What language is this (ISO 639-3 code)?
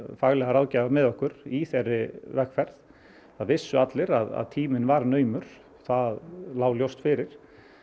isl